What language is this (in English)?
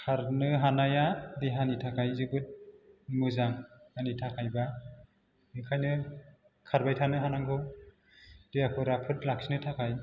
Bodo